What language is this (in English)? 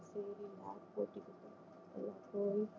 Tamil